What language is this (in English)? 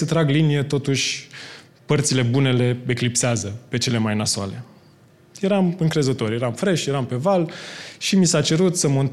Romanian